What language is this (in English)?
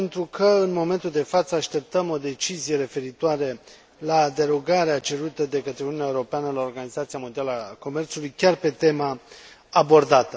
Romanian